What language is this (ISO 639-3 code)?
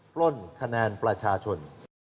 tha